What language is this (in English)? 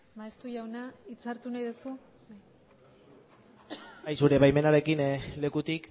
Basque